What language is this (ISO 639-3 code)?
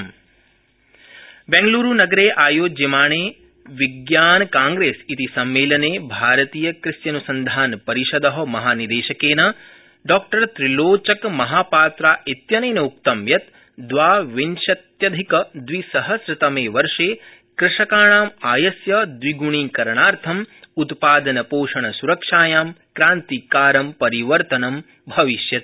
san